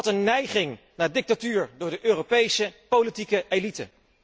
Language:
Dutch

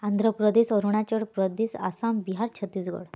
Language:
Odia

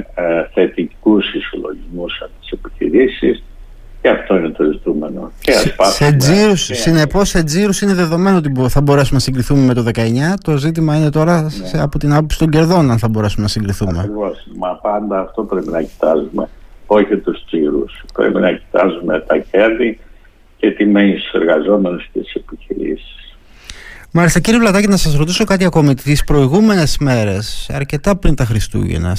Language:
Greek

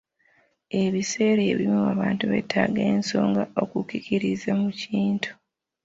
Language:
Ganda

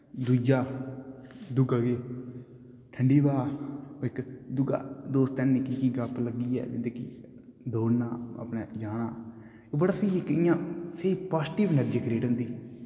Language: Dogri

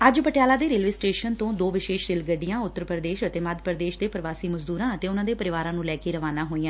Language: Punjabi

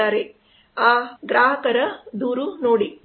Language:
Kannada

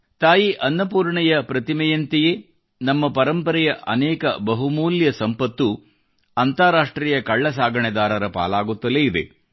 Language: Kannada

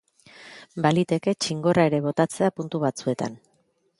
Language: Basque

